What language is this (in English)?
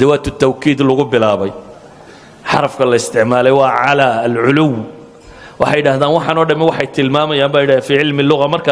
Arabic